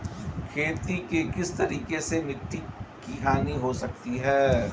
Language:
Hindi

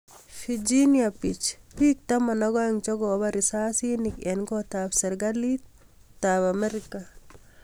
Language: Kalenjin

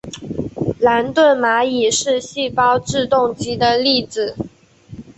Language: Chinese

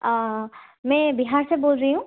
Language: Assamese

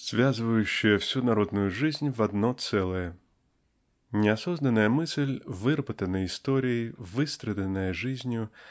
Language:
Russian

